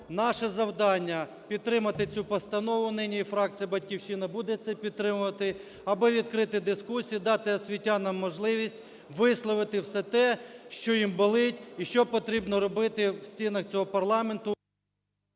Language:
Ukrainian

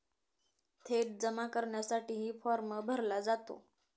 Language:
Marathi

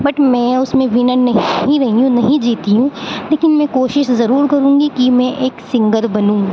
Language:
Urdu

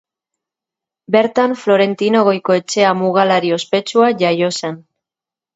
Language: Basque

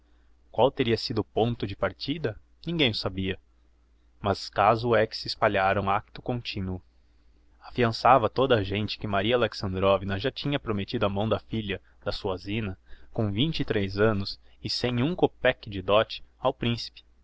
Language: Portuguese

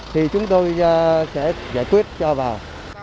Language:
Vietnamese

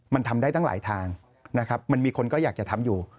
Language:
Thai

